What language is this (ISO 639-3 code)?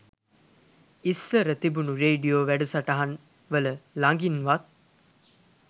sin